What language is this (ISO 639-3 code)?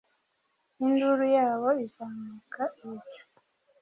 kin